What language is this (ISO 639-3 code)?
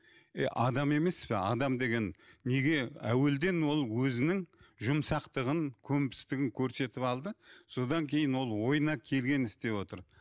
kaz